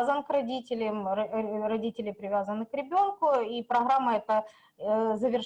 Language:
Russian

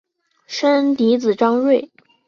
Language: Chinese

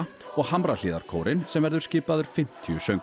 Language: Icelandic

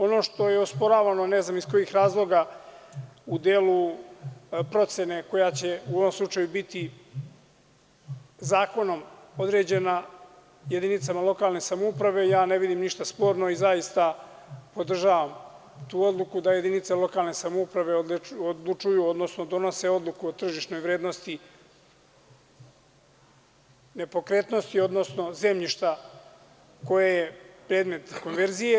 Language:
Serbian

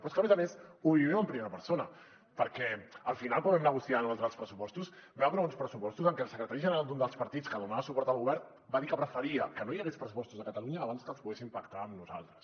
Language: Catalan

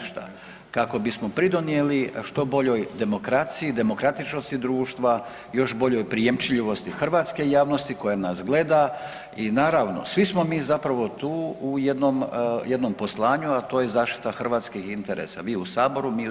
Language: Croatian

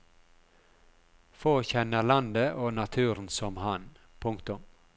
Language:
Norwegian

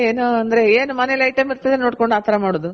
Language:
Kannada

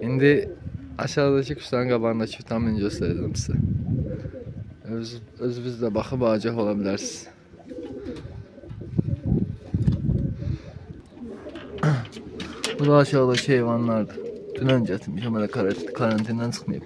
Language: Turkish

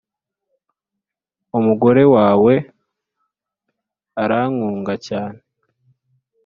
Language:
Kinyarwanda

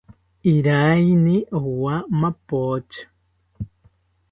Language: South Ucayali Ashéninka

